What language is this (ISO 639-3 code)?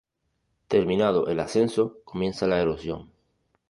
spa